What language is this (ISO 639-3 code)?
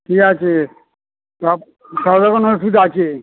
ben